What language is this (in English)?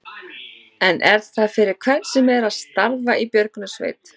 Icelandic